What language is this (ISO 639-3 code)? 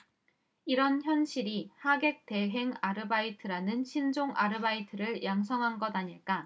kor